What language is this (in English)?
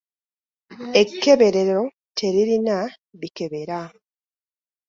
Ganda